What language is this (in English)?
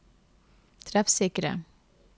Norwegian